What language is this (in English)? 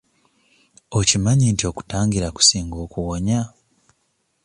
Ganda